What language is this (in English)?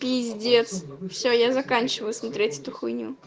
Russian